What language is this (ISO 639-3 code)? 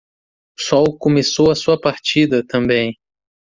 por